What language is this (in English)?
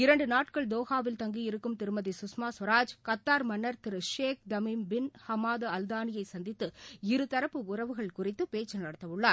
Tamil